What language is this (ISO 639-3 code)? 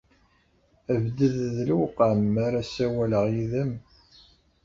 kab